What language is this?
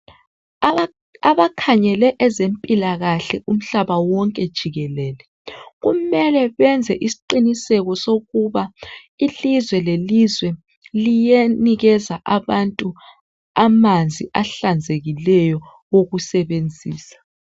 North Ndebele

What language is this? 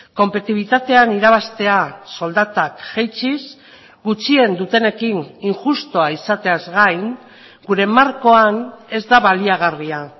Basque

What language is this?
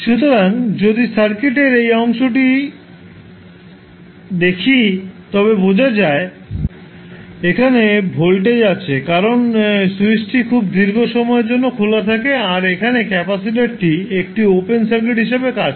Bangla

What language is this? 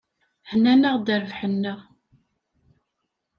Kabyle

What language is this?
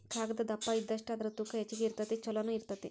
Kannada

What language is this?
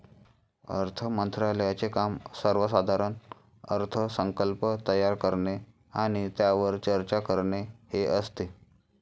Marathi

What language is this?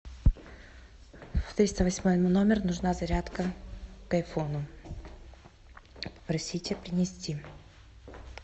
Russian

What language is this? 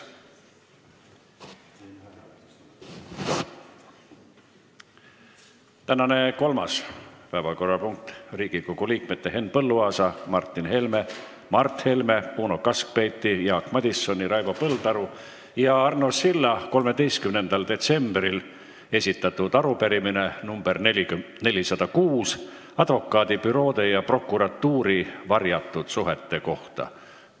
Estonian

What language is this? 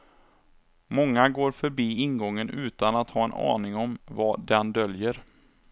Swedish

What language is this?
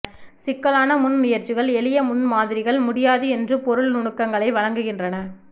Tamil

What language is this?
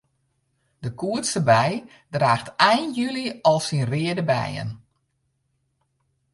Western Frisian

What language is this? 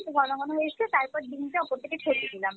Bangla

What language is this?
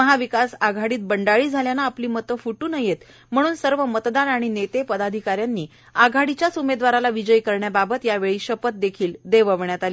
Marathi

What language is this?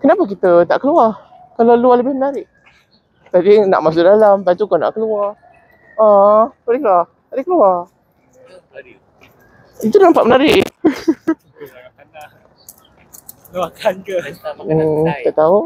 Malay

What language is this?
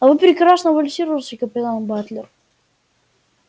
Russian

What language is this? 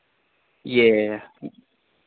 Urdu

